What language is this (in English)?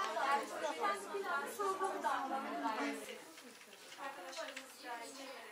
Turkish